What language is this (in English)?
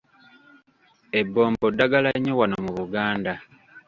Ganda